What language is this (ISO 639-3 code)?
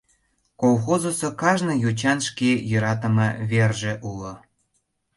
chm